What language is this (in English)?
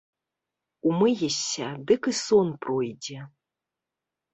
Belarusian